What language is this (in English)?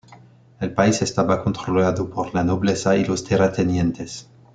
Spanish